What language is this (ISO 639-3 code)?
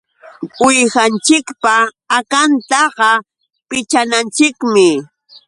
qux